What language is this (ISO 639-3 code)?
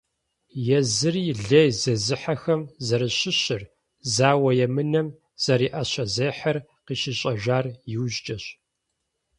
kbd